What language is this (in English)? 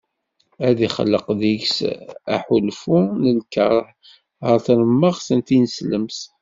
Kabyle